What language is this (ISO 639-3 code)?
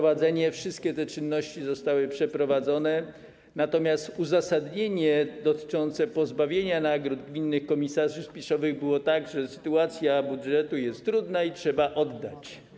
pol